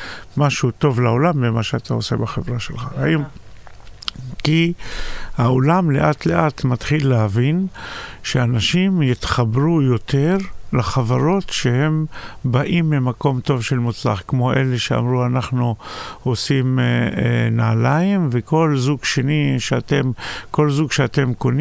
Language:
Hebrew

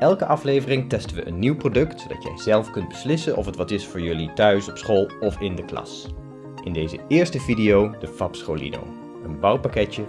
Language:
Dutch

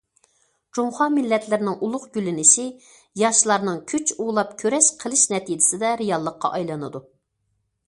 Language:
Uyghur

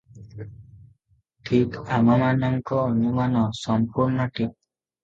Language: Odia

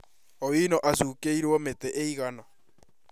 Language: Kikuyu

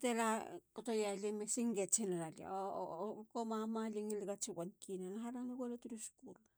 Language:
Halia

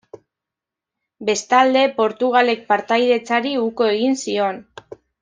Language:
Basque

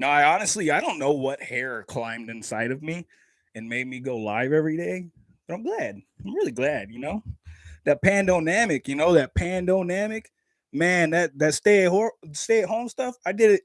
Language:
English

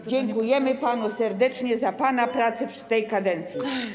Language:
Polish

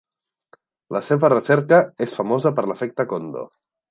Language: Catalan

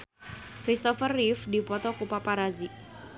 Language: Sundanese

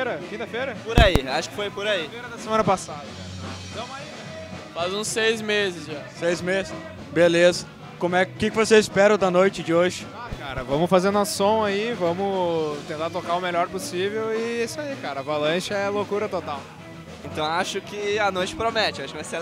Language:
Portuguese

